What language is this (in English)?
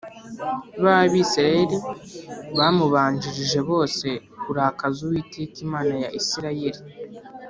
Kinyarwanda